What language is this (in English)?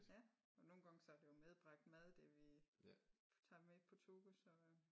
Danish